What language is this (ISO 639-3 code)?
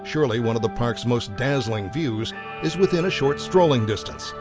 eng